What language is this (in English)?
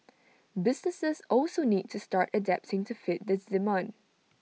English